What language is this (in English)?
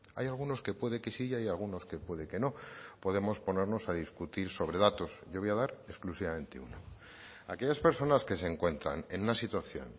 Spanish